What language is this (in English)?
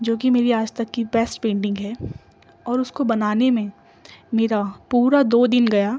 Urdu